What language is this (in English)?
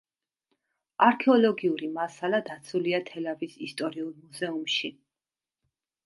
Georgian